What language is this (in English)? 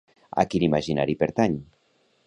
Catalan